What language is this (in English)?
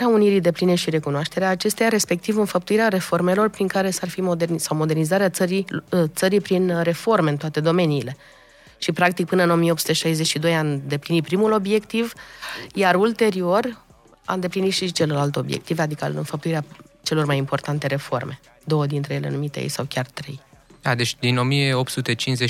Romanian